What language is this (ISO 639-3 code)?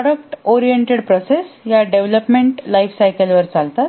mar